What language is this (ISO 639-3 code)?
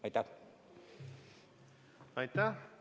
est